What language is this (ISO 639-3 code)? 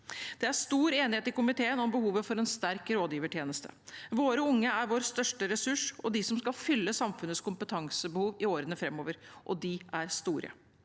nor